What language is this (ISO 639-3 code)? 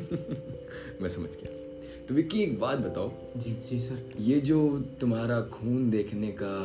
hin